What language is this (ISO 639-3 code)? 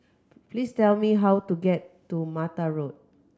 eng